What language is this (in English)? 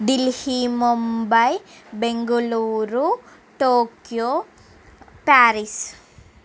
Telugu